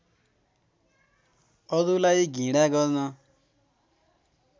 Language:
Nepali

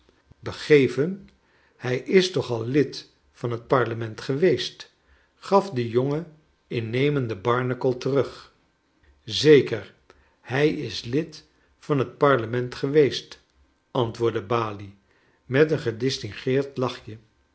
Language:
Dutch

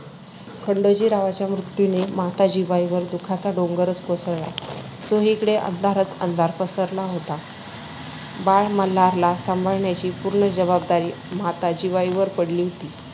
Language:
Marathi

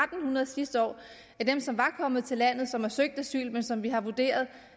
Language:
Danish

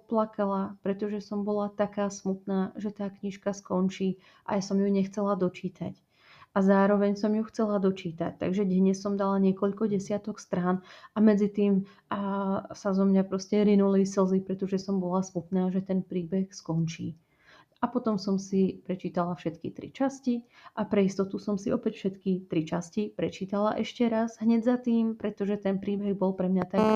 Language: Slovak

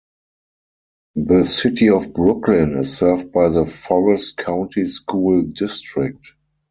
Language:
English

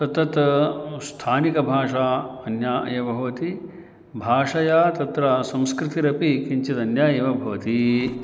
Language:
Sanskrit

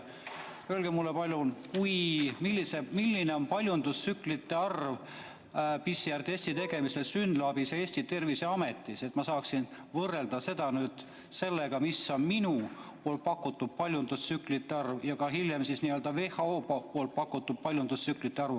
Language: Estonian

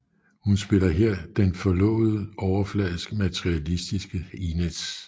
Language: Danish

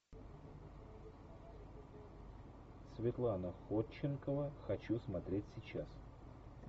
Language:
Russian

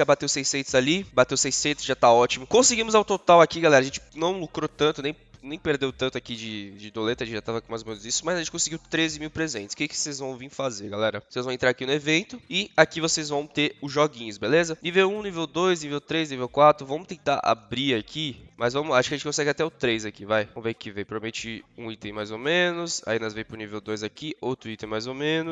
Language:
Portuguese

